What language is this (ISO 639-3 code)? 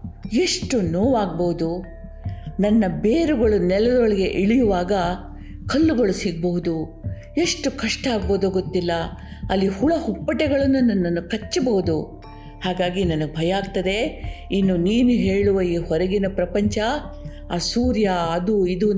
kan